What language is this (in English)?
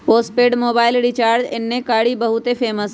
Magahi